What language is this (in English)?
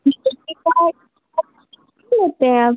Hindi